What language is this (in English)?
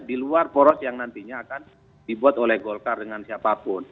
Indonesian